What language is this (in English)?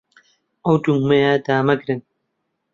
Central Kurdish